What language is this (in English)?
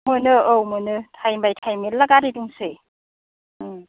Bodo